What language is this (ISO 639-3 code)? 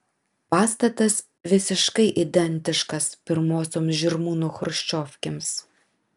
lit